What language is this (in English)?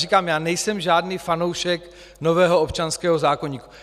Czech